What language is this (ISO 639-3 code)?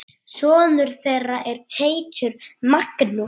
isl